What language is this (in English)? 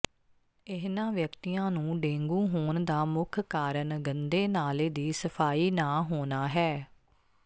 Punjabi